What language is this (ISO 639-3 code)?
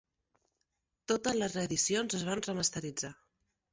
cat